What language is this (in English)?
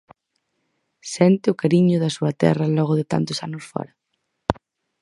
Galician